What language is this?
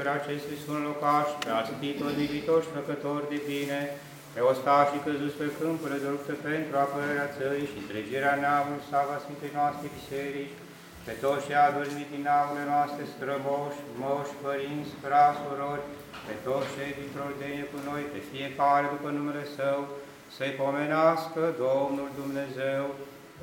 Romanian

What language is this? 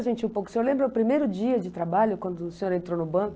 Portuguese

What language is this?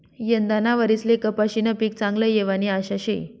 Marathi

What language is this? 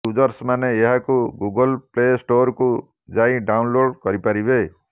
Odia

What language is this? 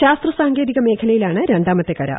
Malayalam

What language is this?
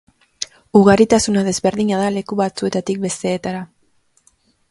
Basque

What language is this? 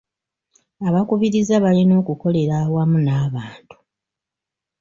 Ganda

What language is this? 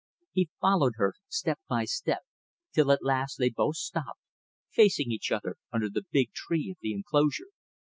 English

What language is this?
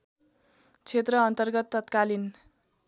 Nepali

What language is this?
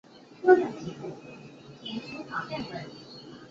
Chinese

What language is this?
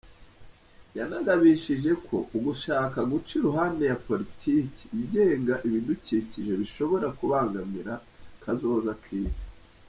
Kinyarwanda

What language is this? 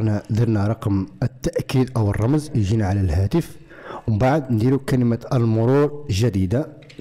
Arabic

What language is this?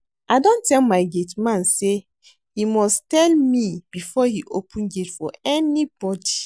Nigerian Pidgin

